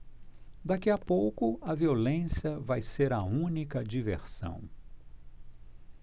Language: Portuguese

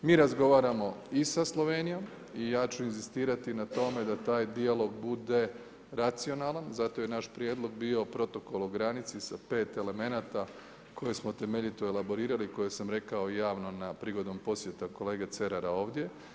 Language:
Croatian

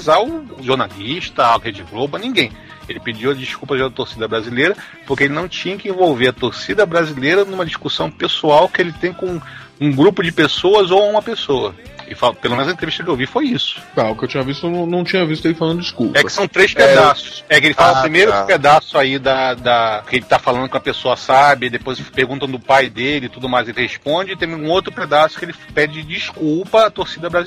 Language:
Portuguese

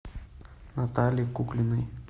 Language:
Russian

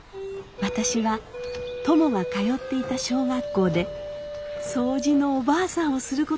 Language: Japanese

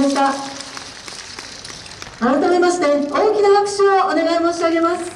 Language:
Japanese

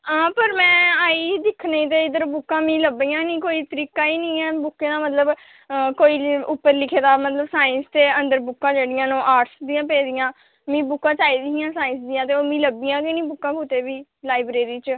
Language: Dogri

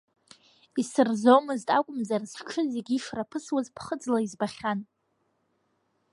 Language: Abkhazian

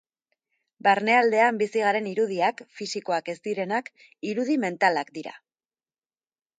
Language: Basque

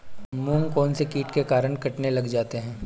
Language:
Hindi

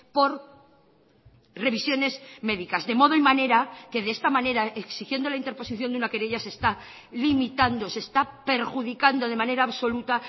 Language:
Spanish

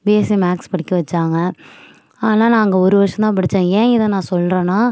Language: Tamil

